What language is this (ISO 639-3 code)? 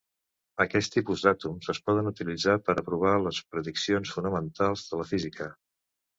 cat